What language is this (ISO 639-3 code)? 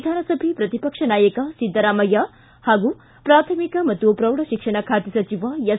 kan